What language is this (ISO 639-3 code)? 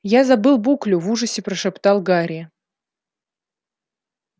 rus